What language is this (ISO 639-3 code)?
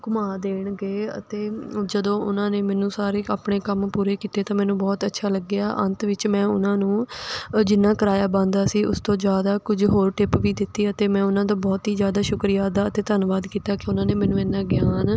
pan